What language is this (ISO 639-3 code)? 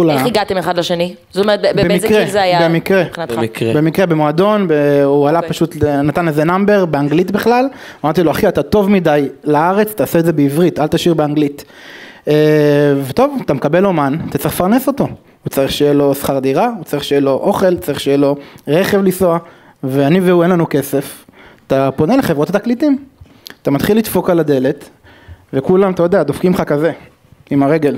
heb